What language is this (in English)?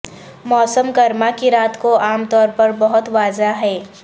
Urdu